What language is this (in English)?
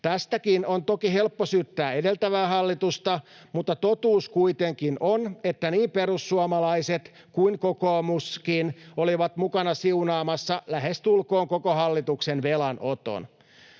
Finnish